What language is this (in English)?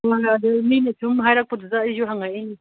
Manipuri